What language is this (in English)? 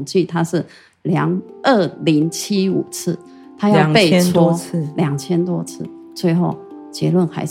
Chinese